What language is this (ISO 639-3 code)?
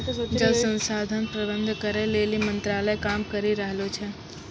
mai